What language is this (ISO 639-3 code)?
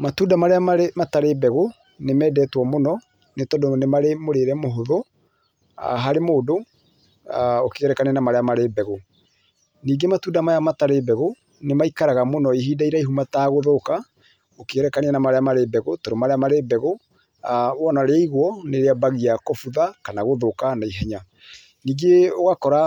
kik